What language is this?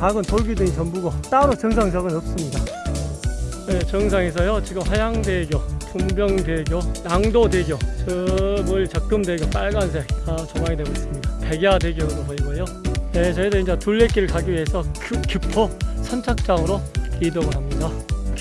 Korean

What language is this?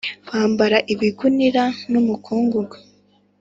Kinyarwanda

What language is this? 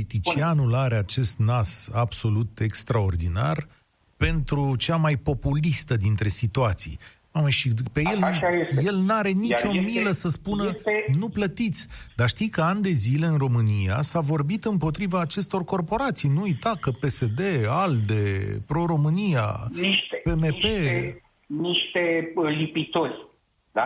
Romanian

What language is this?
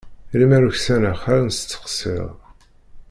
Kabyle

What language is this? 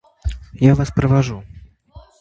Russian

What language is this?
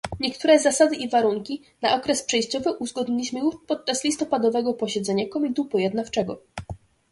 Polish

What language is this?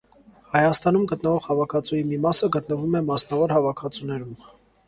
Armenian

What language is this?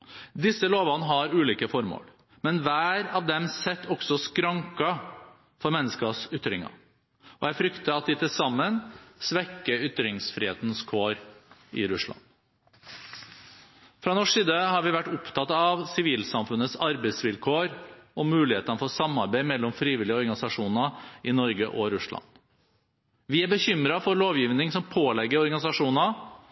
Norwegian Bokmål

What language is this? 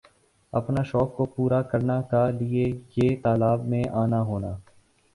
Urdu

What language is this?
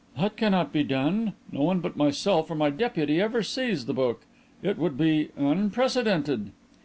English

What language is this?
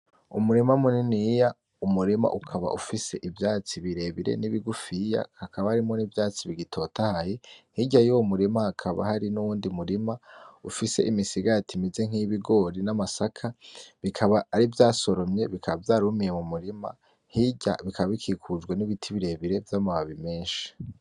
Rundi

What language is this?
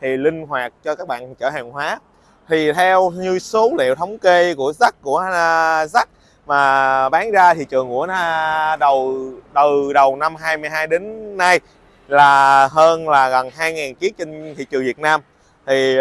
Vietnamese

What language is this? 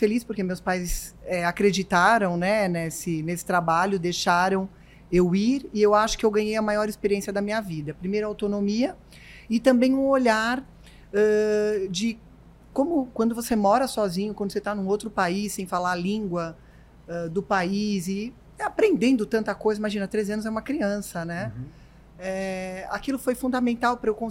Portuguese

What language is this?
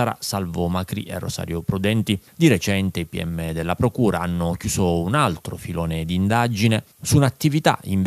Italian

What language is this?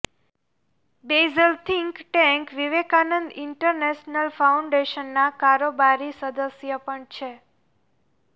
Gujarati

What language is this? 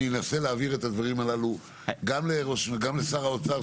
Hebrew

